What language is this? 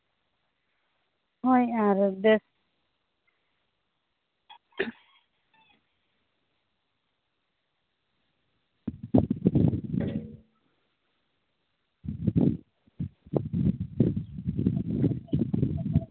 Santali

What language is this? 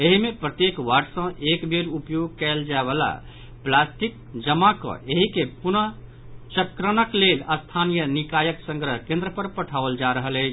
Maithili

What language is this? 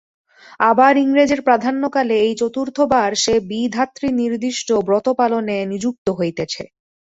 Bangla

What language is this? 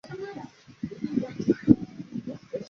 Chinese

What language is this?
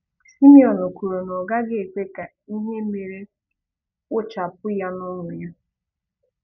Igbo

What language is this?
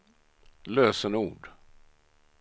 Swedish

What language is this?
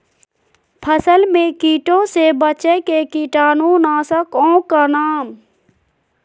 Magahi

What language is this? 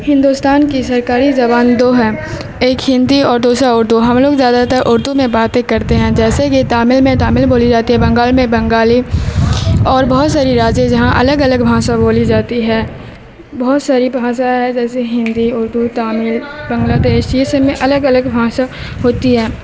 Urdu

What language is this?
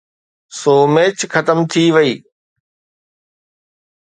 Sindhi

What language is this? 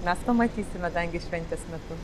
Lithuanian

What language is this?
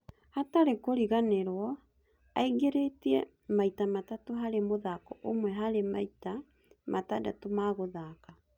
Kikuyu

